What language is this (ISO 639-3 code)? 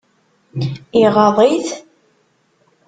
kab